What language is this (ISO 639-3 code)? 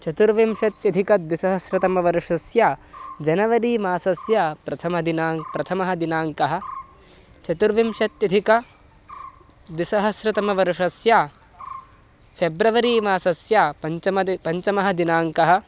san